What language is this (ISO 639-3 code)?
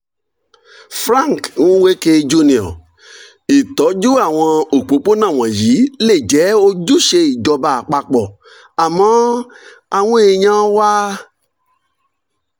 yor